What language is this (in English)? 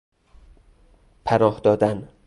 Persian